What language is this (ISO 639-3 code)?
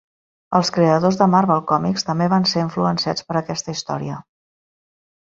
cat